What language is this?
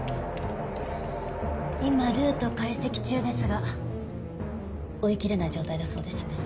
Japanese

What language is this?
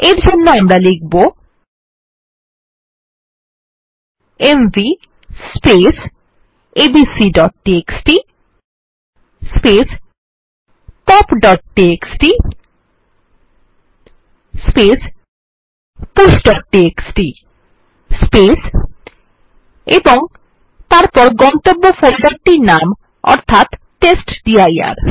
Bangla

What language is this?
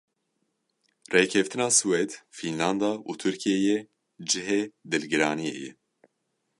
Kurdish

